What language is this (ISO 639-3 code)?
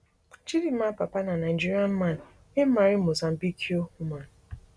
pcm